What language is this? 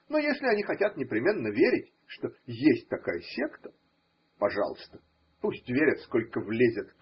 Russian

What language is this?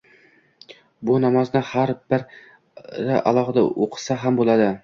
Uzbek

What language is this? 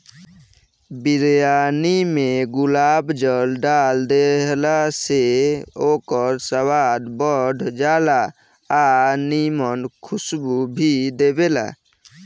Bhojpuri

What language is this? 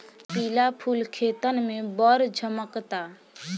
Bhojpuri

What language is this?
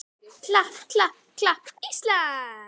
Icelandic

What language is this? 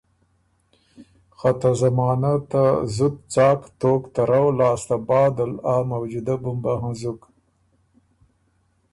Ormuri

